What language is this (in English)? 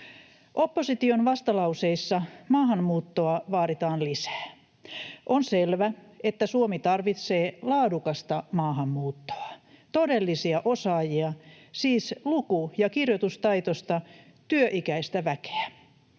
Finnish